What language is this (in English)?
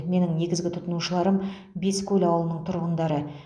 Kazakh